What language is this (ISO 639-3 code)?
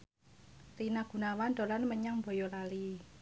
jav